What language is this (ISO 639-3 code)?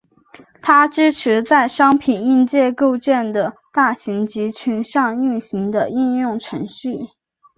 zho